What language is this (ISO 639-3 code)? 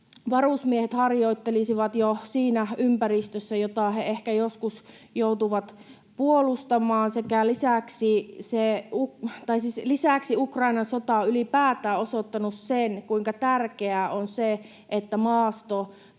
fin